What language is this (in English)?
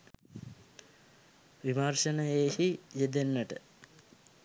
Sinhala